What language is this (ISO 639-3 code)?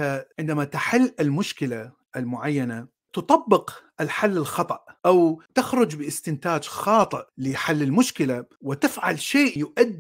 ara